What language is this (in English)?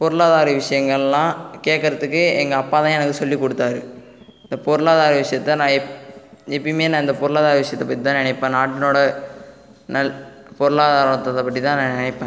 Tamil